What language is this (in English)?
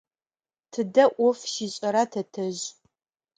Adyghe